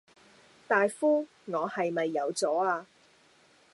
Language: Cantonese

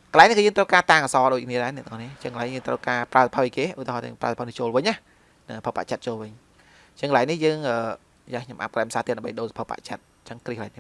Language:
Vietnamese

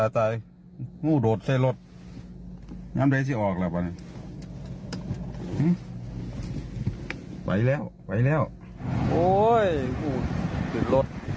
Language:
Thai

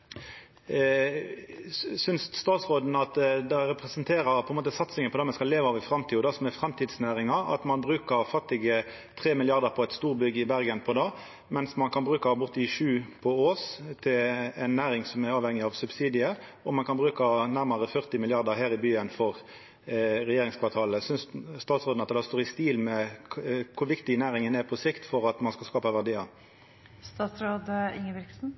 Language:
Norwegian Nynorsk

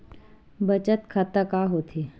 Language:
Chhattisgarhi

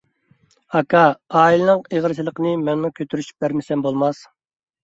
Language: Uyghur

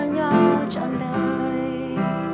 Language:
Vietnamese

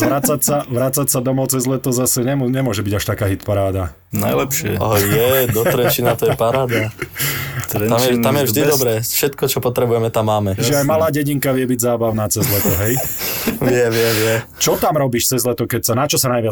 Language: Slovak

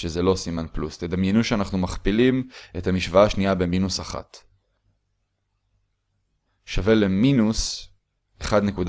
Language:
Hebrew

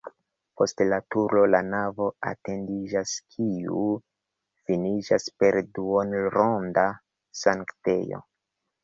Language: Esperanto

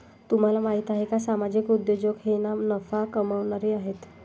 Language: Marathi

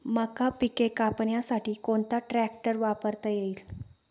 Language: Marathi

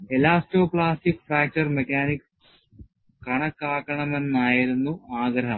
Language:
Malayalam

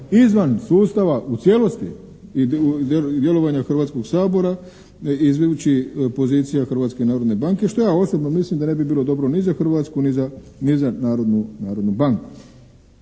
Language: Croatian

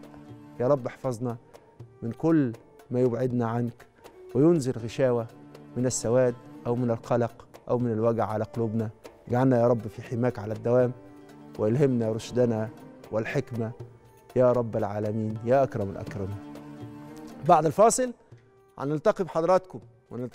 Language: Arabic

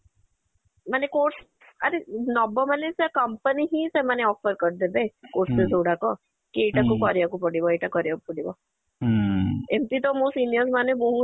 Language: Odia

